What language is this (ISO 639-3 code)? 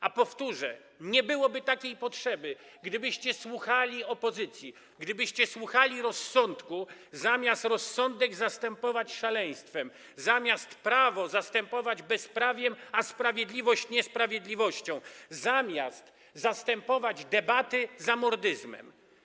pol